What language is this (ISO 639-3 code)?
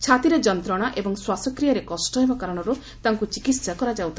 ori